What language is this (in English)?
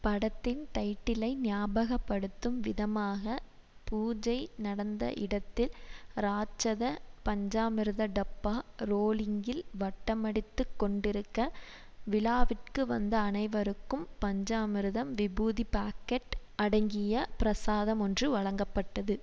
Tamil